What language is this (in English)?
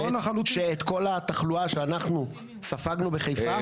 Hebrew